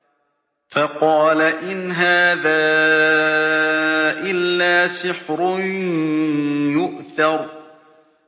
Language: Arabic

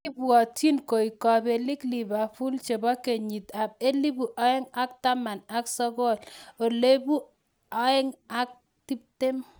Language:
Kalenjin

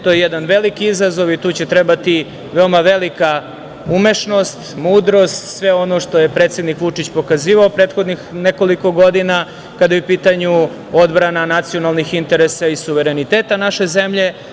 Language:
Serbian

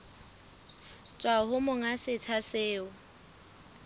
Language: Southern Sotho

